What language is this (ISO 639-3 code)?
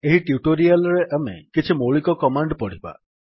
ori